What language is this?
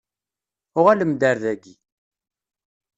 Kabyle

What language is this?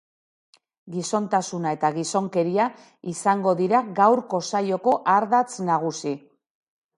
Basque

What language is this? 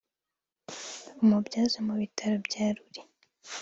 Kinyarwanda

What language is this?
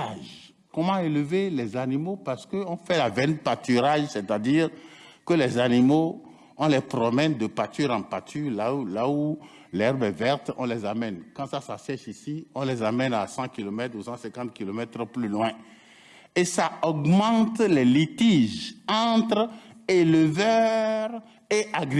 French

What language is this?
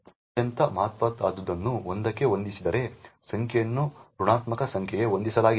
Kannada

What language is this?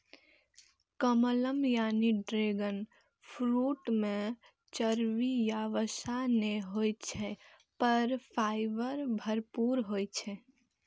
Maithili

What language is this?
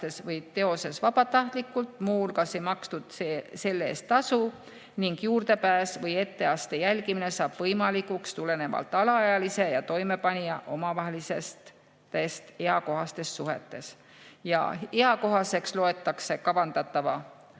Estonian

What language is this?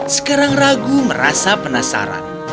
Indonesian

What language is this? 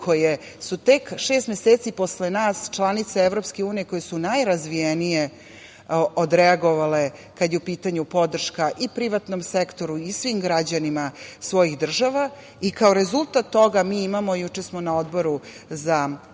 Serbian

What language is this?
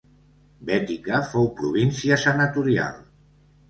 Catalan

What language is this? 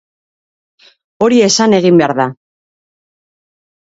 Basque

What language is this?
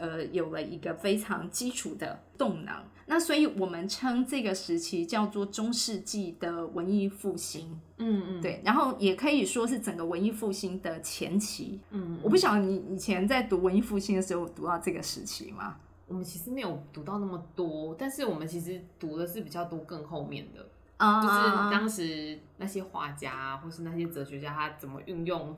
Chinese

